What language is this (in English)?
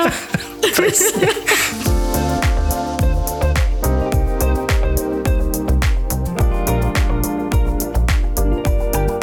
Slovak